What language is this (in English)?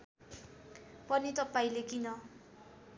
Nepali